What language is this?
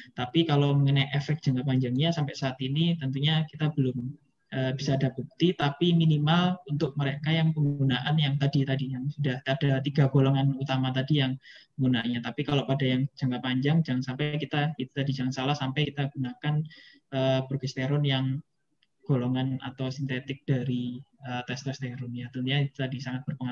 Indonesian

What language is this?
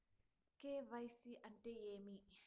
Telugu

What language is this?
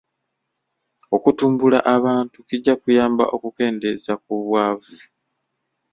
Ganda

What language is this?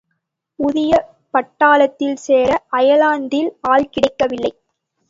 Tamil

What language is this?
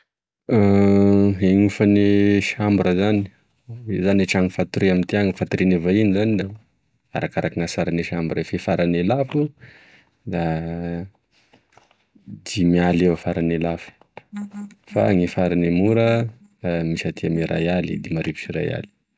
Tesaka Malagasy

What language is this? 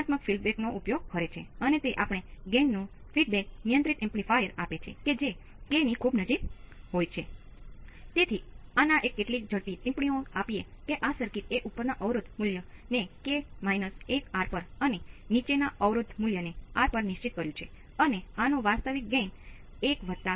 Gujarati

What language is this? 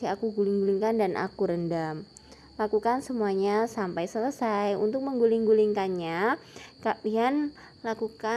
Indonesian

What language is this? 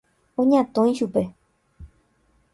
Guarani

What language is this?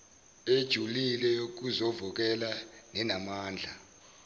Zulu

